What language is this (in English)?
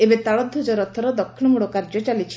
Odia